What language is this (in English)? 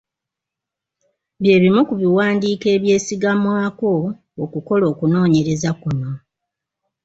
Ganda